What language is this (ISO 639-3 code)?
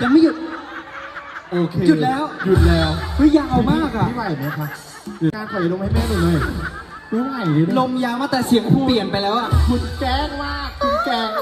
tha